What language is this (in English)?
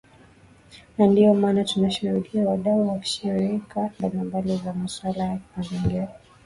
Swahili